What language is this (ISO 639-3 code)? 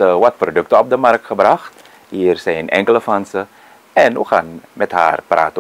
nld